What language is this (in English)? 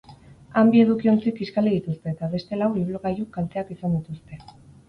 Basque